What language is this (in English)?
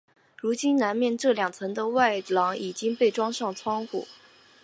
Chinese